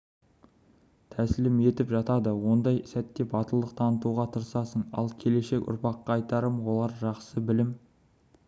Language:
Kazakh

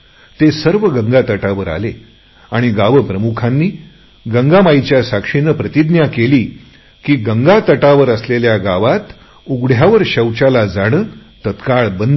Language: Marathi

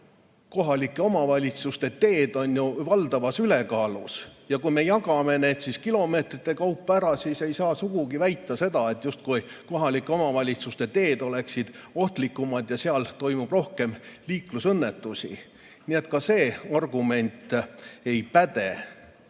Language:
Estonian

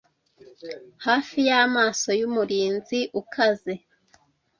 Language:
Kinyarwanda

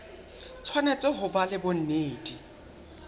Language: Southern Sotho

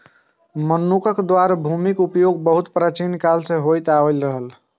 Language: Maithili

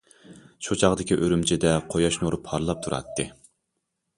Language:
Uyghur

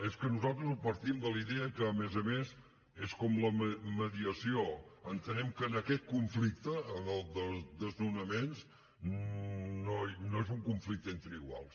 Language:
Catalan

